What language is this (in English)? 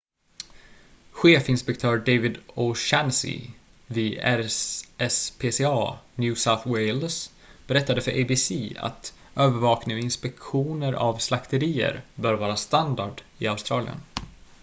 Swedish